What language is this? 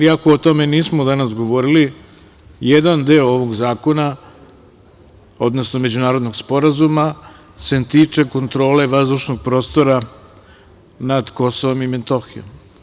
Serbian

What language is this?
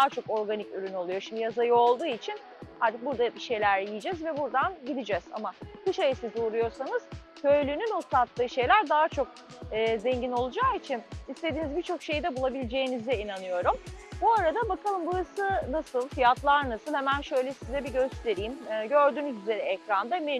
Turkish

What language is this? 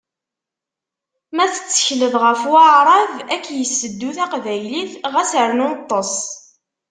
Kabyle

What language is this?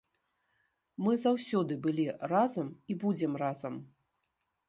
Belarusian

